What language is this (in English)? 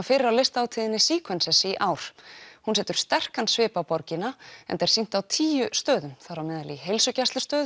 Icelandic